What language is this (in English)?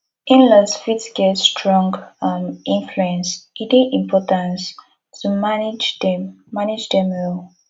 Nigerian Pidgin